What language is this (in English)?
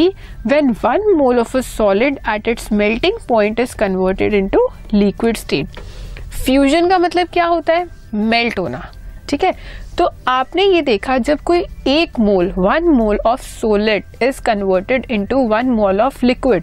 Hindi